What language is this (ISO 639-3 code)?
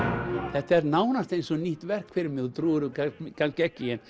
isl